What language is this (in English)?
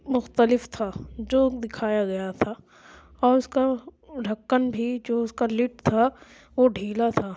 Urdu